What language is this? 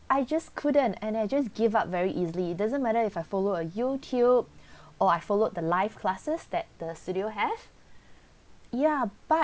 English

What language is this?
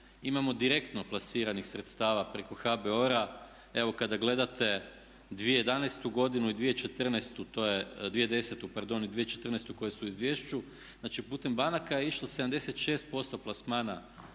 Croatian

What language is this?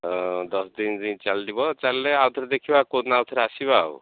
Odia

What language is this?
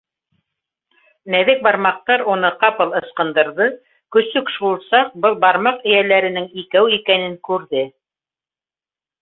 Bashkir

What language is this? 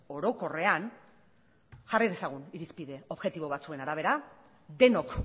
Basque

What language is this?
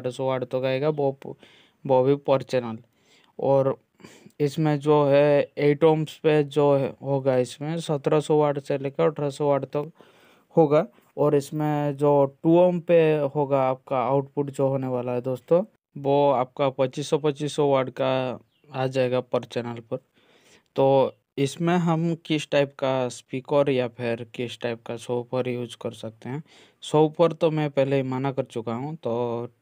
Hindi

